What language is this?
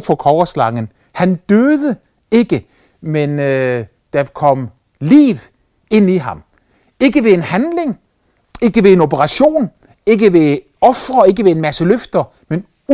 Danish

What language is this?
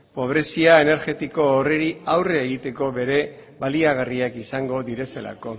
Basque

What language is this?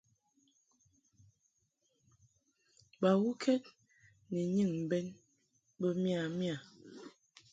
Mungaka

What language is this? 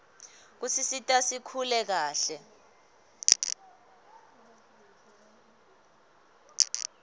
Swati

